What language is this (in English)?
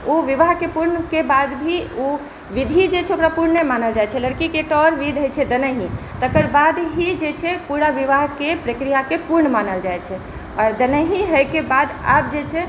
Maithili